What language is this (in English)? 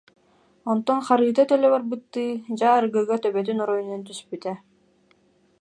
Yakut